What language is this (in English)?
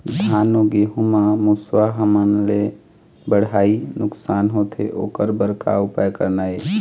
Chhattisgarhi